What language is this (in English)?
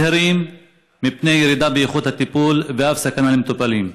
Hebrew